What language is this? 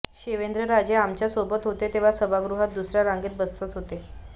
Marathi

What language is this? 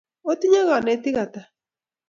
Kalenjin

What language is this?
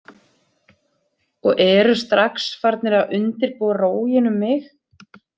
Icelandic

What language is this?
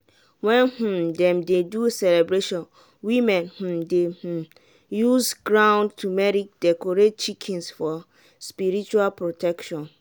Nigerian Pidgin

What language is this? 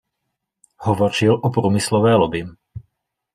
Czech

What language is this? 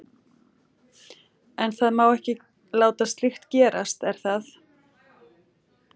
Icelandic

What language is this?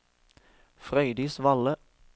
Norwegian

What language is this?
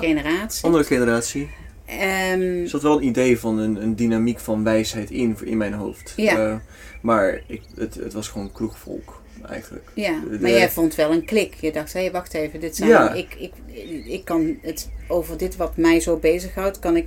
Dutch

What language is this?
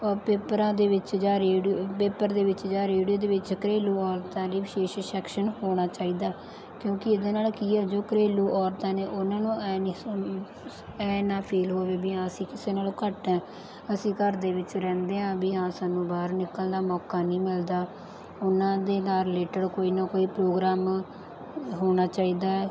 Punjabi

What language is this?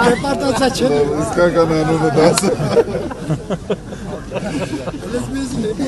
Romanian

